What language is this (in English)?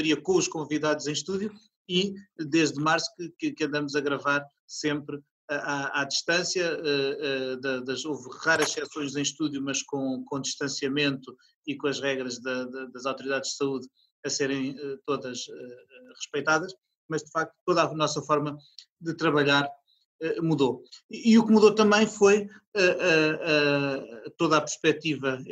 Portuguese